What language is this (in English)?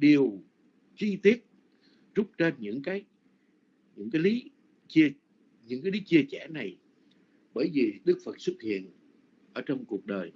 Vietnamese